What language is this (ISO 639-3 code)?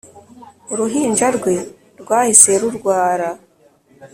kin